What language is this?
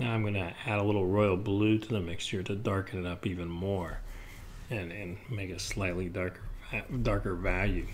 English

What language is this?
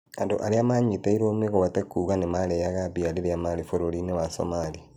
Kikuyu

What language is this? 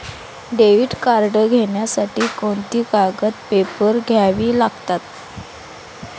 Marathi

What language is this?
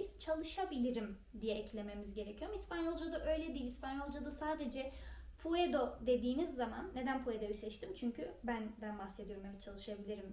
Turkish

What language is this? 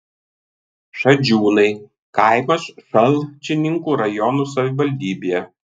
Lithuanian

